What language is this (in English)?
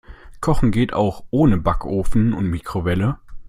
German